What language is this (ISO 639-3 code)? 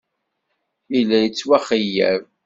kab